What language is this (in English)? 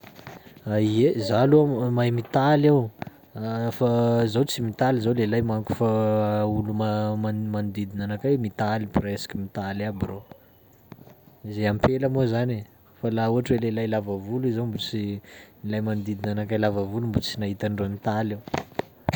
Sakalava Malagasy